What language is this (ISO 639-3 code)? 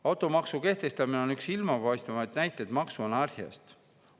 est